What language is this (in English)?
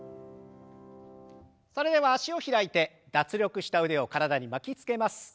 Japanese